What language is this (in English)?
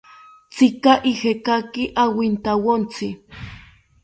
South Ucayali Ashéninka